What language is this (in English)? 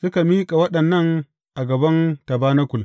Hausa